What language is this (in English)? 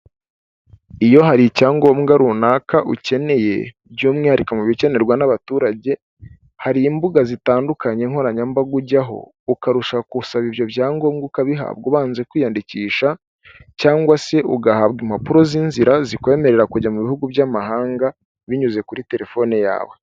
Kinyarwanda